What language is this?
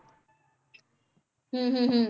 Punjabi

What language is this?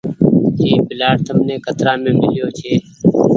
Goaria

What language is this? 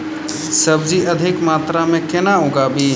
Maithili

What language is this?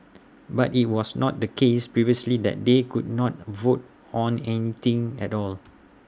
English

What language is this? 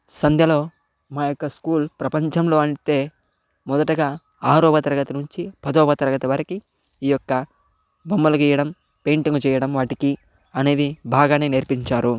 Telugu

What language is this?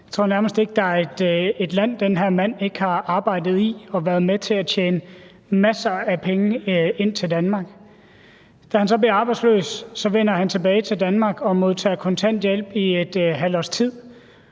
Danish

